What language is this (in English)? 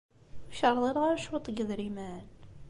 Kabyle